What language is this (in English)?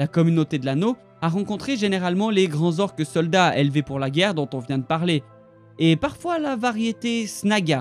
French